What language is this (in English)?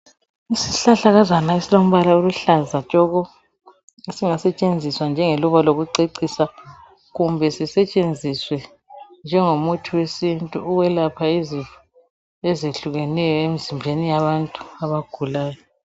North Ndebele